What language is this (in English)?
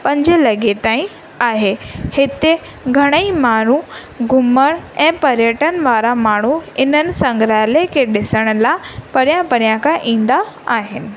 Sindhi